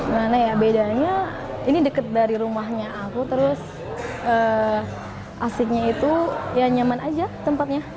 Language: Indonesian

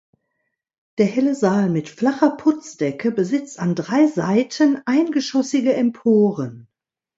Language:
German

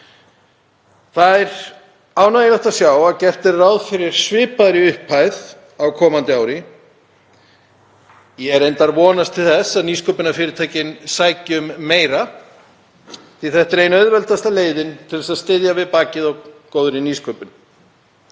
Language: Icelandic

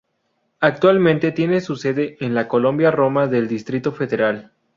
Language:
Spanish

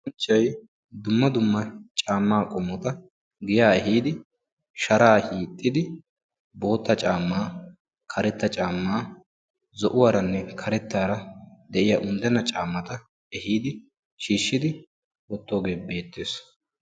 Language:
Wolaytta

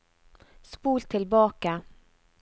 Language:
Norwegian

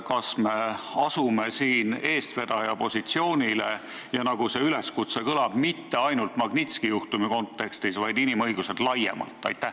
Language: Estonian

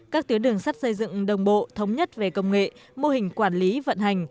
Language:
Vietnamese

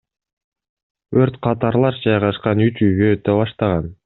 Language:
Kyrgyz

